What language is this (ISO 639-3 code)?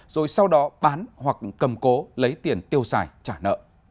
vie